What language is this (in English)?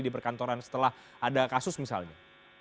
Indonesian